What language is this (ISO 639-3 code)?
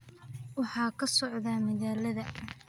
som